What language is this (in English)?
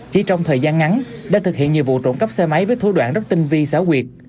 Vietnamese